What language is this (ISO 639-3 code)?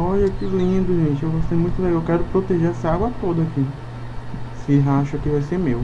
por